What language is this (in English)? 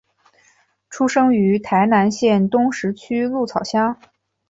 Chinese